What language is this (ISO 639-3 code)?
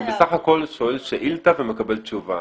heb